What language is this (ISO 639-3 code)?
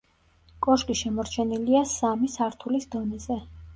kat